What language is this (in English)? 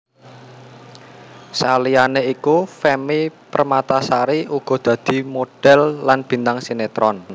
Javanese